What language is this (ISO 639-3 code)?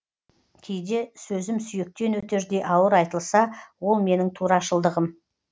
kaz